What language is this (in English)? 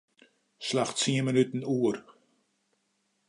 Western Frisian